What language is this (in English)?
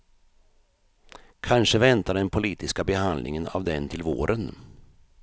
Swedish